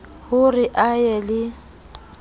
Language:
Southern Sotho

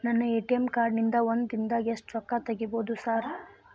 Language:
Kannada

